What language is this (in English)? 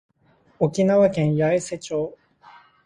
Japanese